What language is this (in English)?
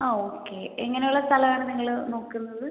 Malayalam